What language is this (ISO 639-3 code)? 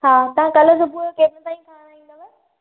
snd